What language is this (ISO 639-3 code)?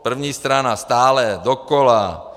ces